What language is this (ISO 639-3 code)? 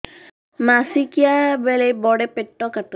ori